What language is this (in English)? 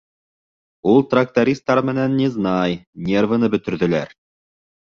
Bashkir